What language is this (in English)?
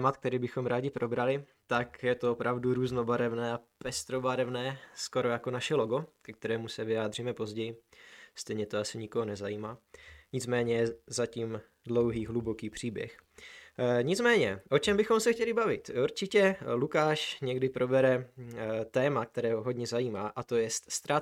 Czech